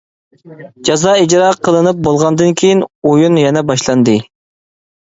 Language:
Uyghur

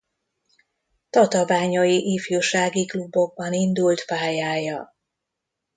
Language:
Hungarian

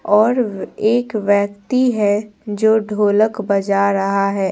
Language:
Hindi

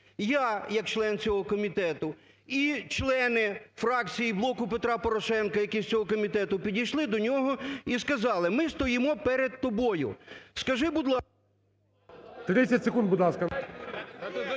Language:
Ukrainian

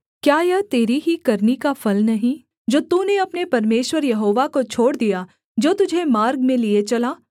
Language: Hindi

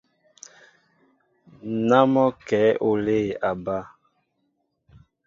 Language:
Mbo (Cameroon)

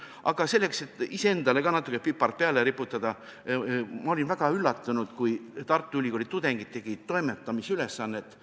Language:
Estonian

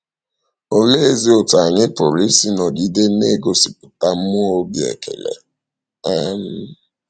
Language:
Igbo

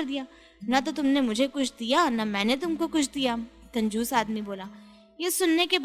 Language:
Hindi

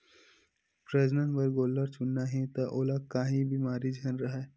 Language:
Chhattisgarhi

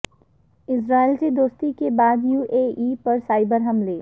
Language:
Urdu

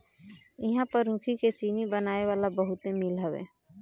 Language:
Bhojpuri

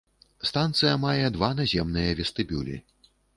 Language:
Belarusian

